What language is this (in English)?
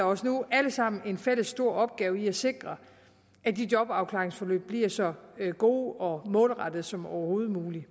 Danish